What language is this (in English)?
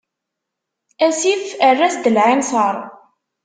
Kabyle